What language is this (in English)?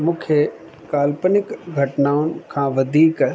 Sindhi